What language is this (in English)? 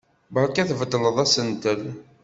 Kabyle